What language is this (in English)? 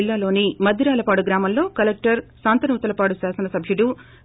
Telugu